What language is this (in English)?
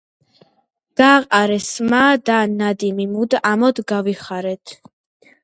Georgian